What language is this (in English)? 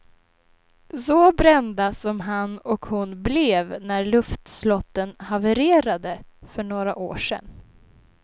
Swedish